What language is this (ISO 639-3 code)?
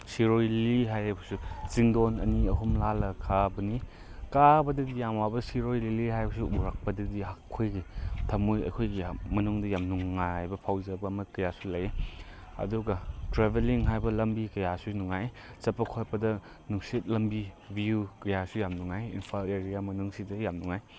mni